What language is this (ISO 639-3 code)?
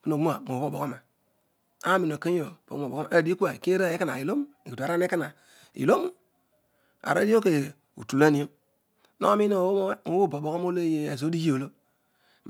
odu